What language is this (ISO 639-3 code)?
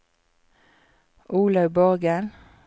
nor